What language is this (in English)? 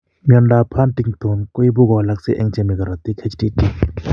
Kalenjin